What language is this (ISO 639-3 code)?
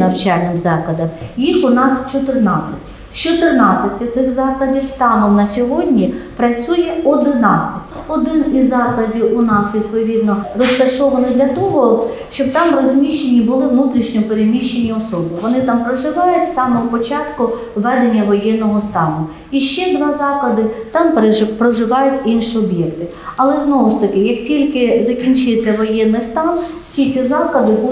ukr